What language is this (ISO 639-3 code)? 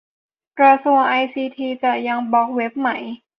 tha